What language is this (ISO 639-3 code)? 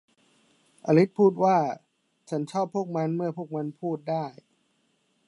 tha